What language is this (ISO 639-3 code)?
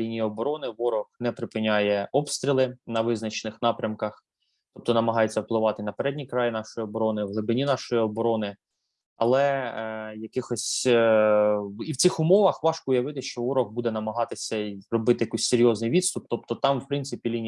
ukr